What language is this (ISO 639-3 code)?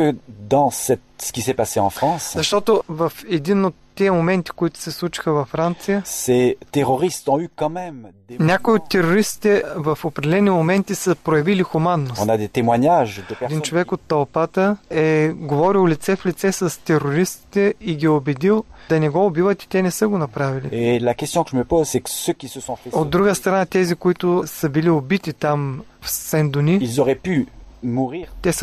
bul